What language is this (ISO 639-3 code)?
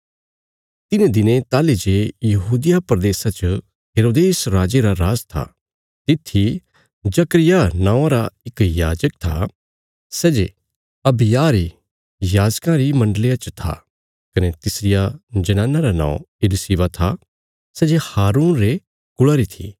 kfs